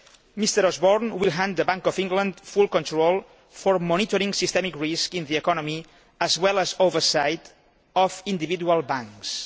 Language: English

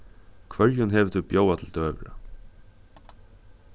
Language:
Faroese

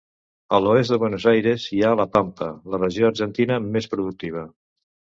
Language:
Catalan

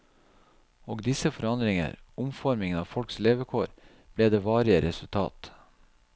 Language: Norwegian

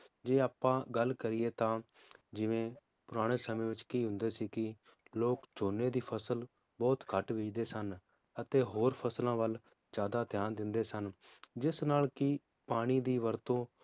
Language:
Punjabi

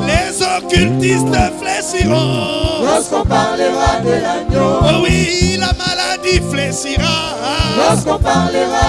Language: French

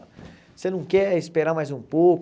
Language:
Portuguese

